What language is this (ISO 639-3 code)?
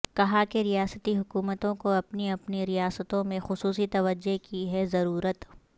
urd